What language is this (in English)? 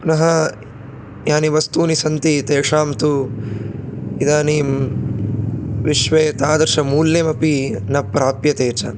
Sanskrit